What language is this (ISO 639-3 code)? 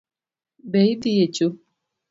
luo